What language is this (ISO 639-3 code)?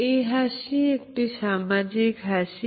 ben